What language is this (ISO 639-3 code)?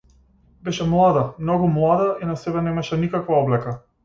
mkd